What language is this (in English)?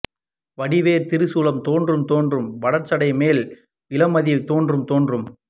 Tamil